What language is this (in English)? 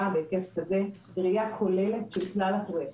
Hebrew